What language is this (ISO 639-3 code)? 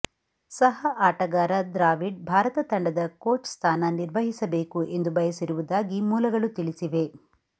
kan